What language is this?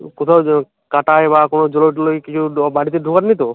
Bangla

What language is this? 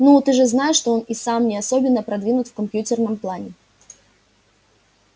Russian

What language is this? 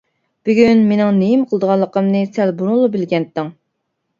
Uyghur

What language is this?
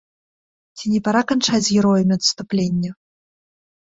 Belarusian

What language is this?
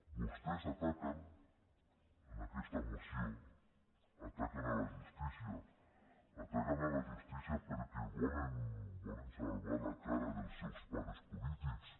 Catalan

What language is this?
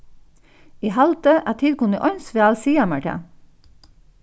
Faroese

